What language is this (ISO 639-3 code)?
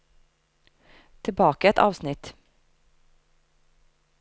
nor